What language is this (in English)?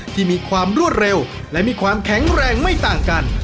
Thai